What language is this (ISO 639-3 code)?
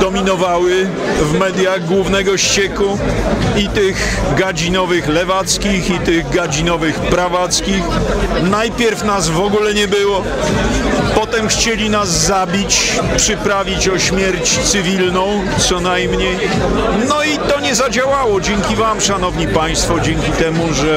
pol